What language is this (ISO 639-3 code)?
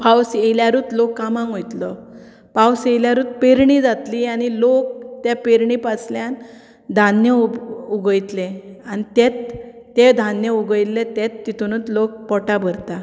kok